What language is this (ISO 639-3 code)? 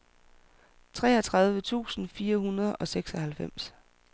dan